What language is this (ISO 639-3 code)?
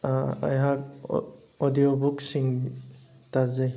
mni